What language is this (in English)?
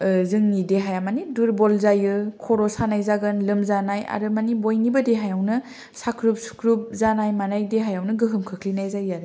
Bodo